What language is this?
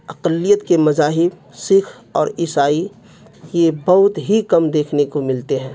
Urdu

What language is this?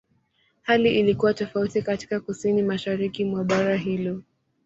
Swahili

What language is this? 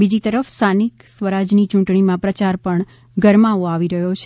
Gujarati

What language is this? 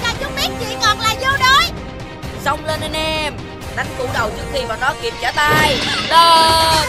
Vietnamese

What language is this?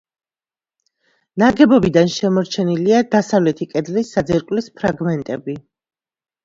Georgian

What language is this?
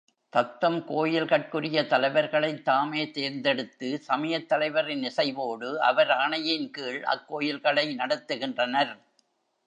Tamil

